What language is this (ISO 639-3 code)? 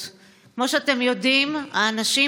heb